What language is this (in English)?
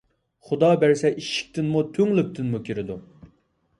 Uyghur